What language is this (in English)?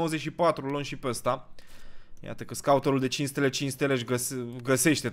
Romanian